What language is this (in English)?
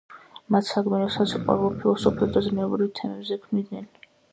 Georgian